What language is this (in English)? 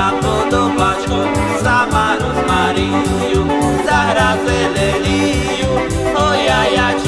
Slovak